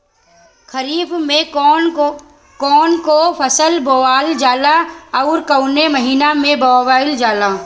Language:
Bhojpuri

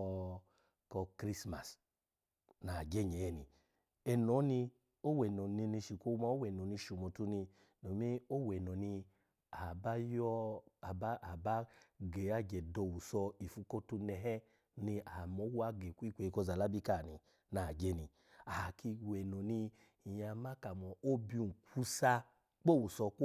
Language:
Alago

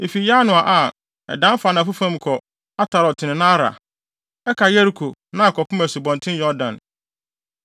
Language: Akan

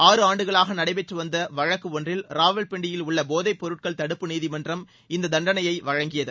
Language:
Tamil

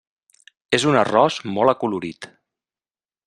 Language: Catalan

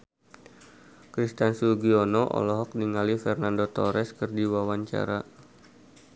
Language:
Sundanese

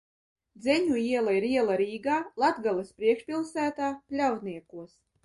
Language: Latvian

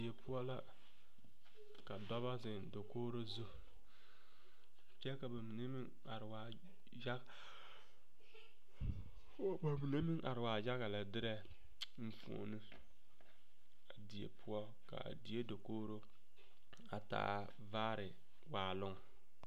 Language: Southern Dagaare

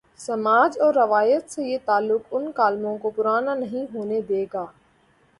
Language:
Urdu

